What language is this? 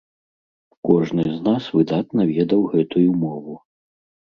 Belarusian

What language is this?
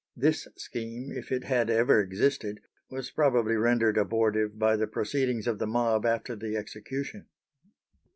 English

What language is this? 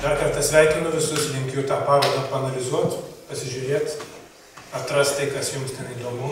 Lithuanian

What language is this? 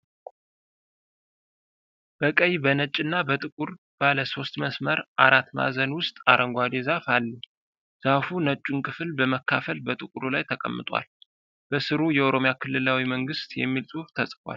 Amharic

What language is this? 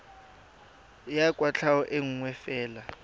Tswana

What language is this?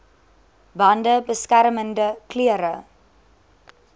Afrikaans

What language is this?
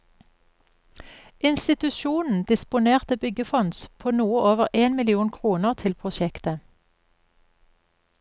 Norwegian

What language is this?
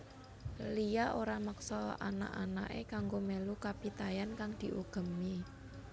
Javanese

